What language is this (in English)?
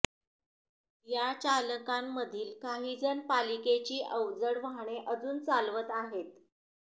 Marathi